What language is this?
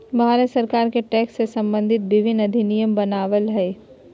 Magahi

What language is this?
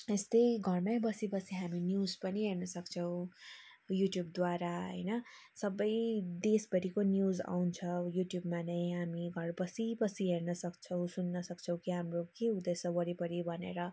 Nepali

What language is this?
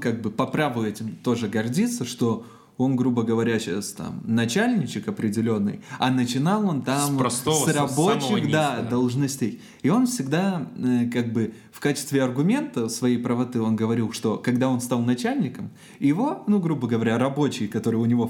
Russian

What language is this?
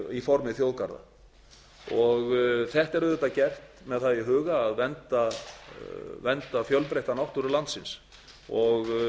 Icelandic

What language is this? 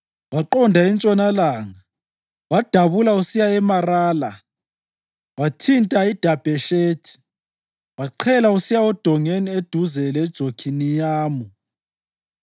North Ndebele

